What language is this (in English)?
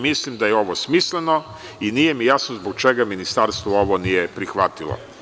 Serbian